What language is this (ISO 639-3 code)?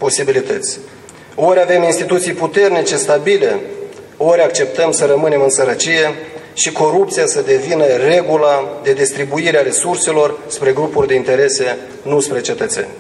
ron